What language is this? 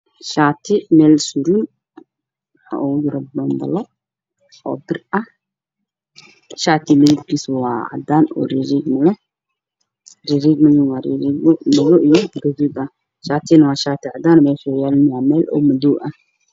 Somali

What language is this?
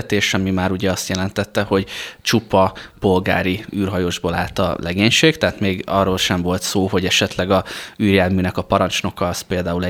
Hungarian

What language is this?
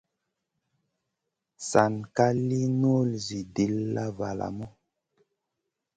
Masana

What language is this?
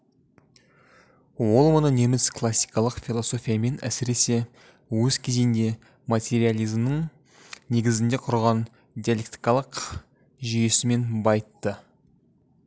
Kazakh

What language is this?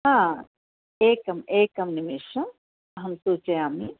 Sanskrit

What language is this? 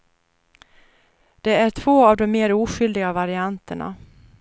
Swedish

